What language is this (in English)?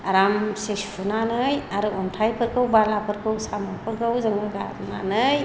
Bodo